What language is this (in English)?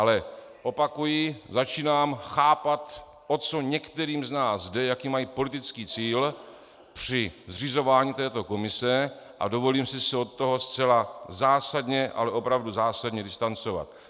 Czech